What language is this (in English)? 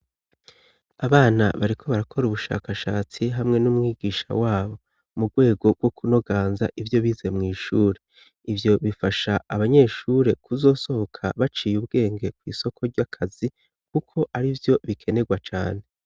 Rundi